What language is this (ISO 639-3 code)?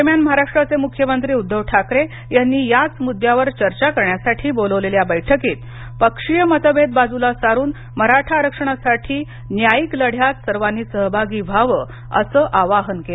mar